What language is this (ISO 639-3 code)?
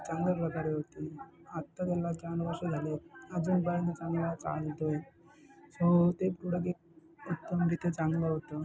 mar